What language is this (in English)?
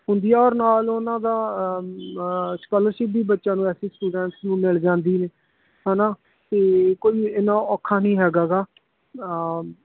Punjabi